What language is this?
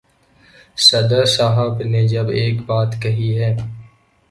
Urdu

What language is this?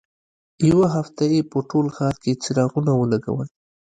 Pashto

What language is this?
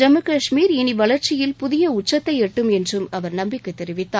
Tamil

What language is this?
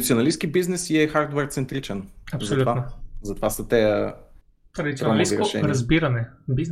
Bulgarian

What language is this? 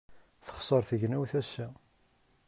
Kabyle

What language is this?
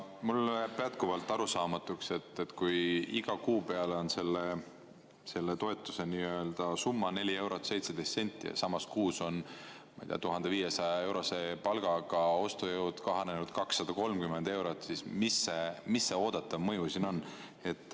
Estonian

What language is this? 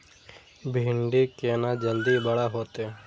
Maithili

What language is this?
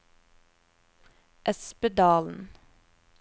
Norwegian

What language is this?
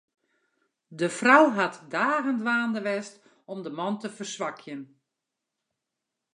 Western Frisian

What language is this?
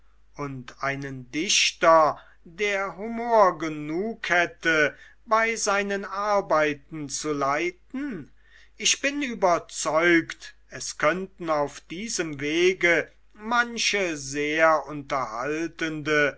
German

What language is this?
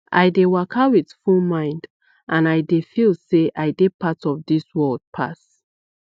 Nigerian Pidgin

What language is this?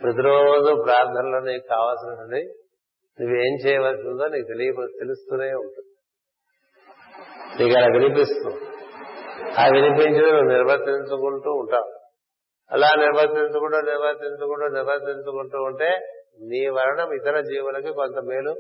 Telugu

